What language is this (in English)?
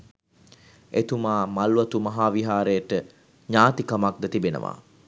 Sinhala